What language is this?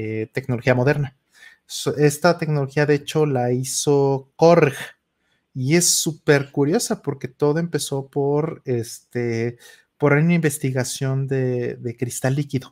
Spanish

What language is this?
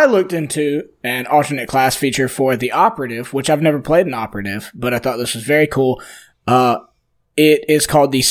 English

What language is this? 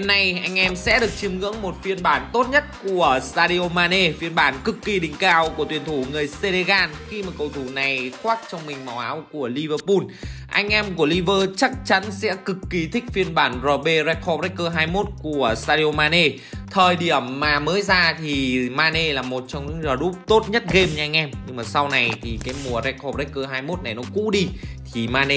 Vietnamese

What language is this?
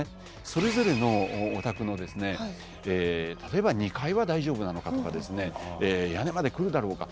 Japanese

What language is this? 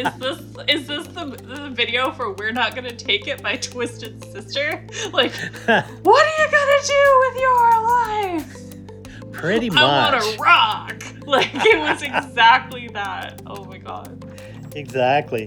English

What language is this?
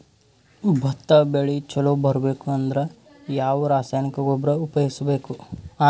Kannada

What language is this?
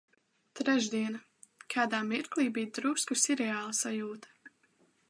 Latvian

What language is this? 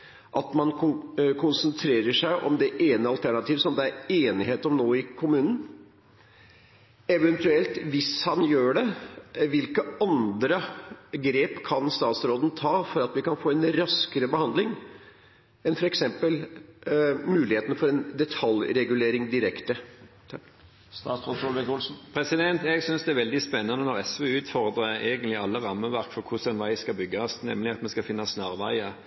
Norwegian Bokmål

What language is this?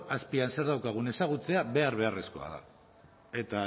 Basque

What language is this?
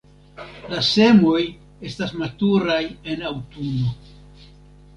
Esperanto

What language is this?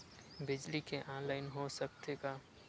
Chhattisgarhi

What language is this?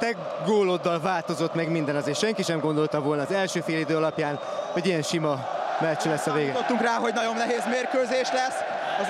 Hungarian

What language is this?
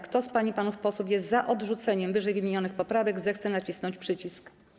Polish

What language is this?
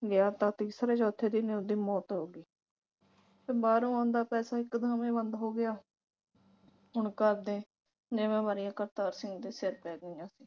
Punjabi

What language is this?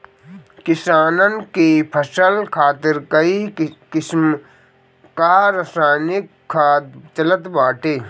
Bhojpuri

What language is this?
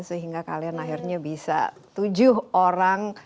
Indonesian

